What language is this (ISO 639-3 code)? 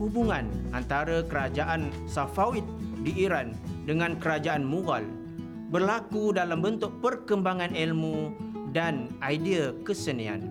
msa